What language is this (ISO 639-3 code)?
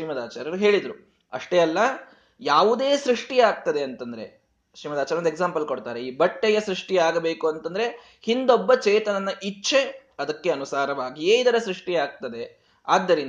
kan